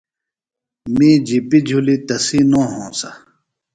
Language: Phalura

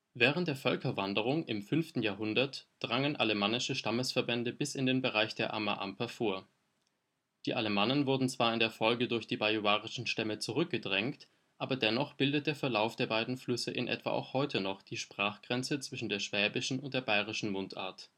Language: German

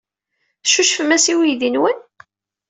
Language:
Kabyle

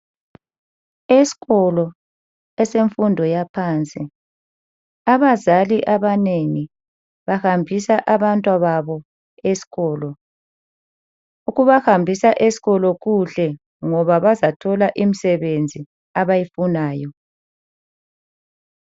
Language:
North Ndebele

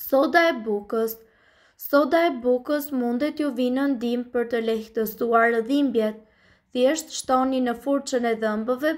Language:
Romanian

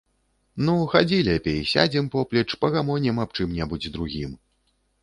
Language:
Belarusian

